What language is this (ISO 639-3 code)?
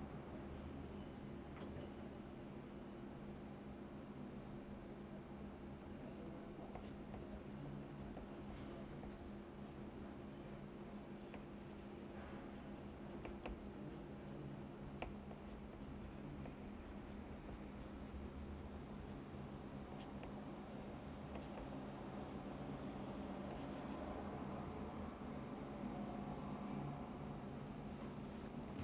eng